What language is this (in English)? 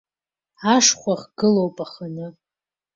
Abkhazian